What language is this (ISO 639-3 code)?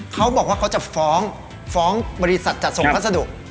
tha